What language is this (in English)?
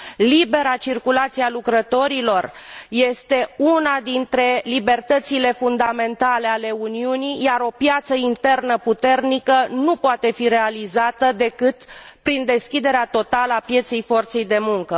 Romanian